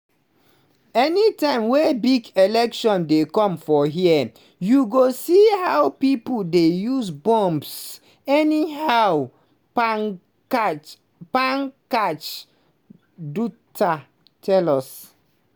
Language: Nigerian Pidgin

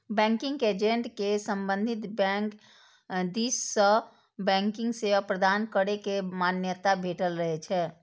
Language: Maithili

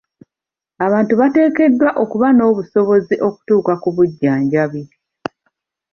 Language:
Ganda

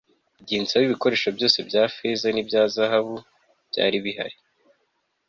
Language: Kinyarwanda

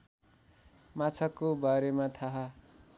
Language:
Nepali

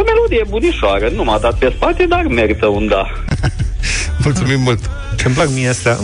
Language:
Romanian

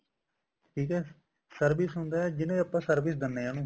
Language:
Punjabi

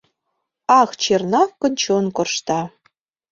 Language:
Mari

